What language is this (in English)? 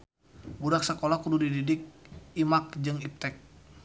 Sundanese